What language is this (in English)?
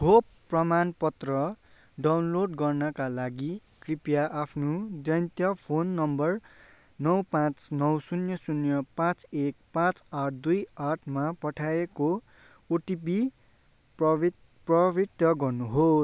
Nepali